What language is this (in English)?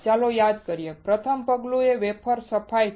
Gujarati